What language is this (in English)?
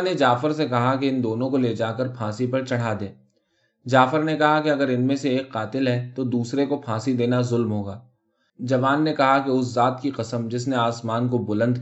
Urdu